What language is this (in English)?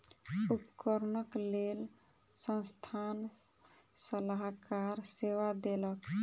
Maithili